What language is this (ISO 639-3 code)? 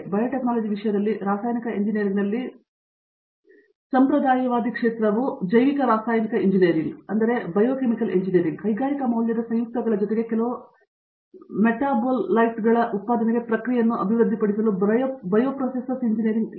kan